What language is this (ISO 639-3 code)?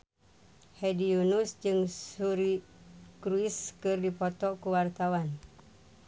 sun